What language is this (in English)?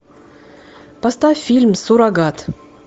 Russian